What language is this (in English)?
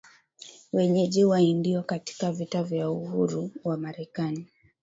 Swahili